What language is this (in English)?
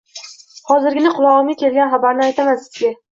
Uzbek